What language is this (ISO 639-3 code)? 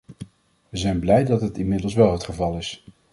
nld